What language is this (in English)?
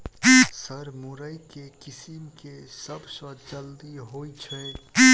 Maithili